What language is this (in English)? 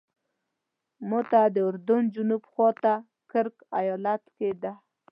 Pashto